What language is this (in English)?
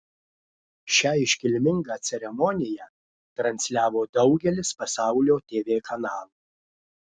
Lithuanian